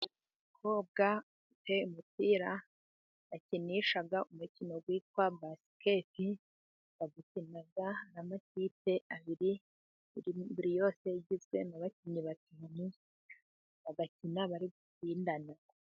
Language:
Kinyarwanda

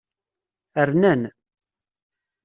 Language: Kabyle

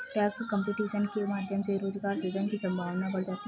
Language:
Hindi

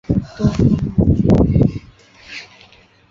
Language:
Chinese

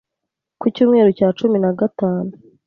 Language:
Kinyarwanda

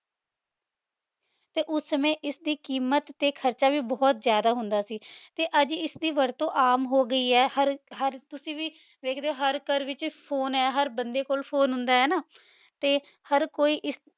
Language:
Punjabi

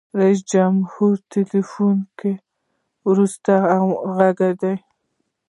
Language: Pashto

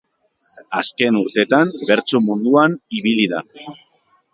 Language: Basque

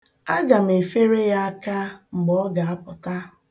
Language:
Igbo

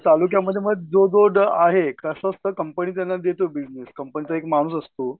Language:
Marathi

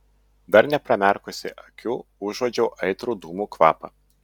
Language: Lithuanian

